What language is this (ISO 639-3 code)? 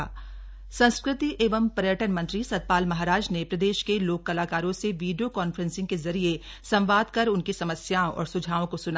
hin